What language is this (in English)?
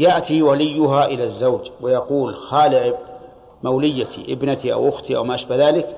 Arabic